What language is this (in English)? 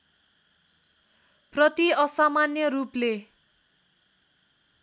Nepali